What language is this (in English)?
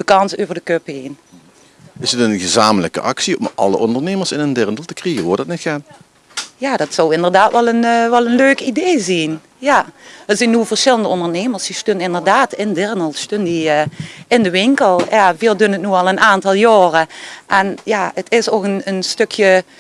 Dutch